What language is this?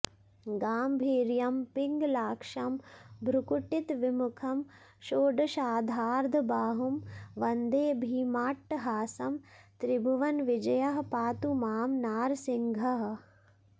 Sanskrit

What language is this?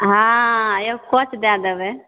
Maithili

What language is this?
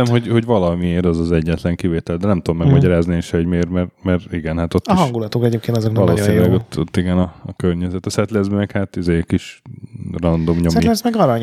Hungarian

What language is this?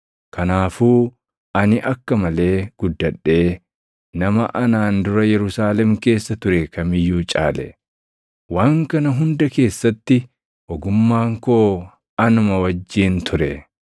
Oromo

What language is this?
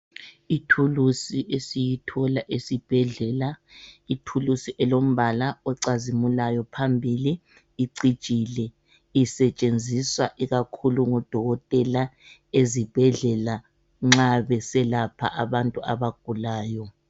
North Ndebele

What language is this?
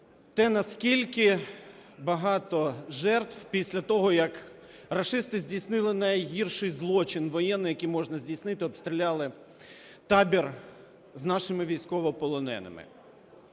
Ukrainian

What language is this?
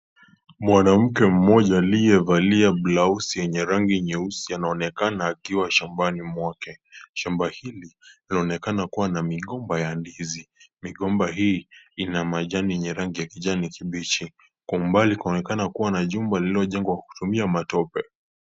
Swahili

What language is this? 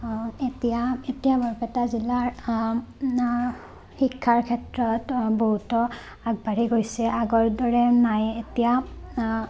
Assamese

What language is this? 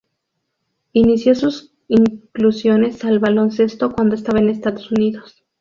Spanish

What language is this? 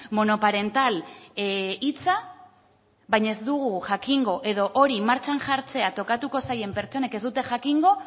Basque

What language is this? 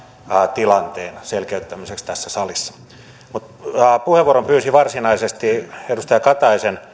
Finnish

